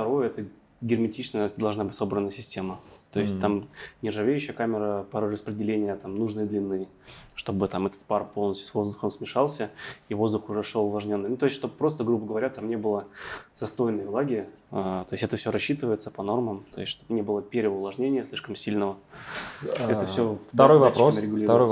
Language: Russian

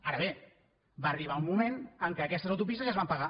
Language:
Catalan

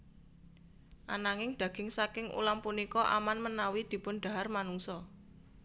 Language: Javanese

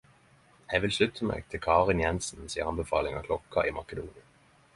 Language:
Norwegian Nynorsk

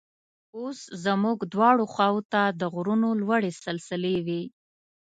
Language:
Pashto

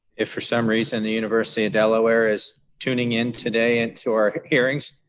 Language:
English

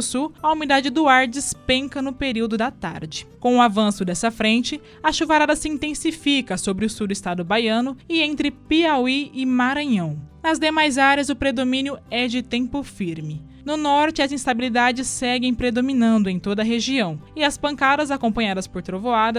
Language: Portuguese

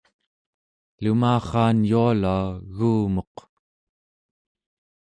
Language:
Central Yupik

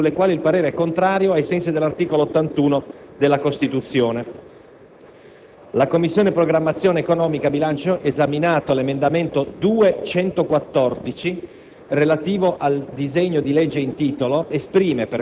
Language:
Italian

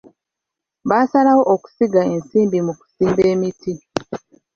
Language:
Ganda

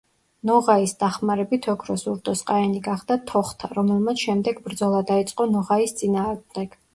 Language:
Georgian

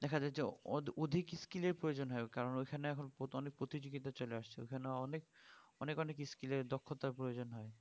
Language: Bangla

